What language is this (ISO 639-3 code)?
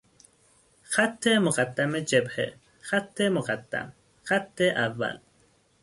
fas